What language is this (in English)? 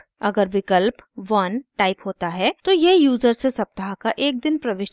Hindi